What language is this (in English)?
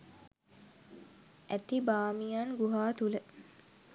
Sinhala